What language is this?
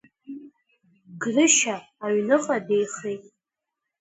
Abkhazian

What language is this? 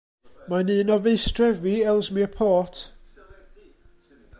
Welsh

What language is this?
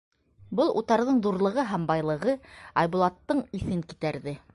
Bashkir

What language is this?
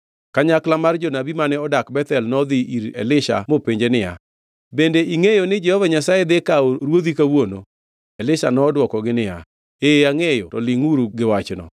Luo (Kenya and Tanzania)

